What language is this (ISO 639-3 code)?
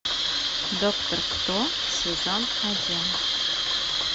rus